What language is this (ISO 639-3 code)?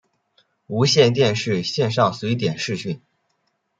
zho